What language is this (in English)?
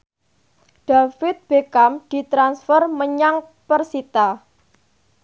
Javanese